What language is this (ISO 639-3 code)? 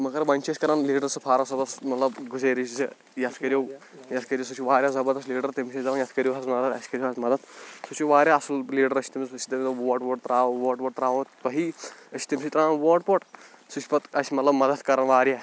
kas